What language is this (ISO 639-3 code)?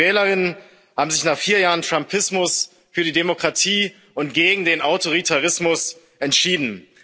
deu